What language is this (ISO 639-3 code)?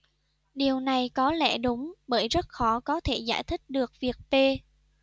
vie